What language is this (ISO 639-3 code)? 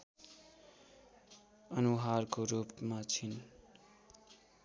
nep